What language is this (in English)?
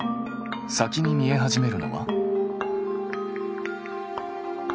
Japanese